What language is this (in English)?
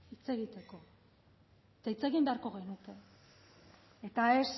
Basque